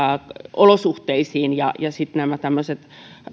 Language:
Finnish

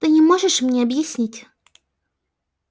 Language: Russian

